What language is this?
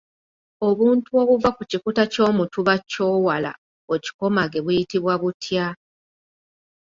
Ganda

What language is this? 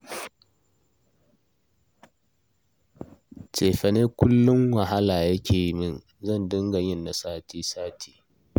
Hausa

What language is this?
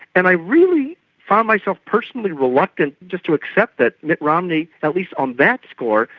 English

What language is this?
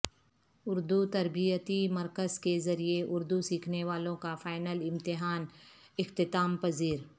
Urdu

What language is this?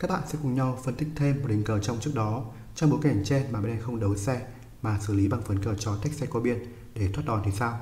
Vietnamese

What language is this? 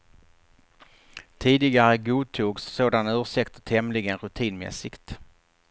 Swedish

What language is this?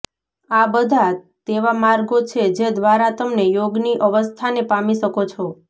Gujarati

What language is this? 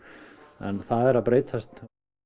Icelandic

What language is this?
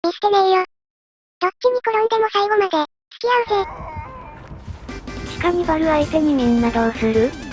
Japanese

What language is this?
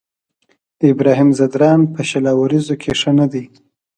Pashto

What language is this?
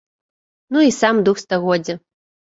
Belarusian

